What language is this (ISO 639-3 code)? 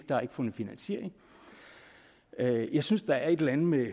dan